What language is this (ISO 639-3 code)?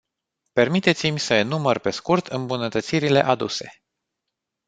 ron